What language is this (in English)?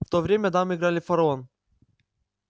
Russian